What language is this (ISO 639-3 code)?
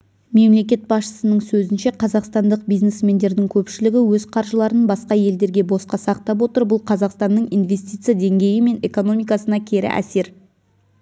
kaz